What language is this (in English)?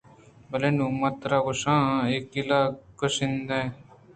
Eastern Balochi